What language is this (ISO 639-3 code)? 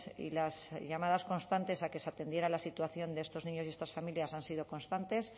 spa